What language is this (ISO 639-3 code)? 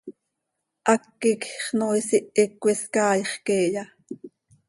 sei